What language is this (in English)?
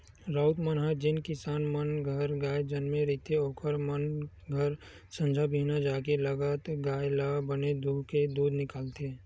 Chhattisgarhi